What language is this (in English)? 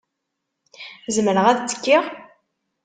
Kabyle